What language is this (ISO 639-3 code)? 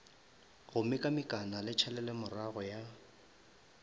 nso